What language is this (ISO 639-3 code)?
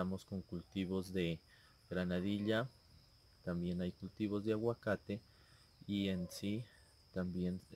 spa